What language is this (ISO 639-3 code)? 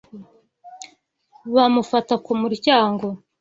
kin